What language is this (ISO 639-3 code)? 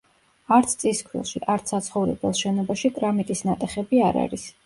kat